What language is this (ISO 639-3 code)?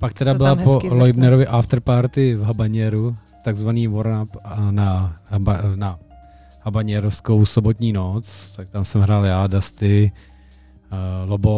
ces